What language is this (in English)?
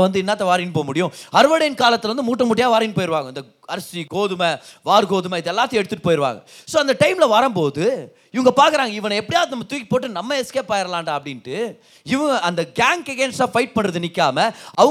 Tamil